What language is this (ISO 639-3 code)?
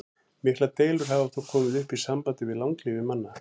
isl